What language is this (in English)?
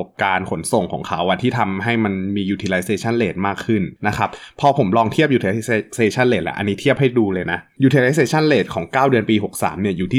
Thai